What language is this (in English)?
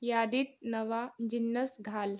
Marathi